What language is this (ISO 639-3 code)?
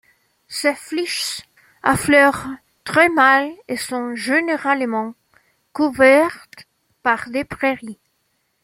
fra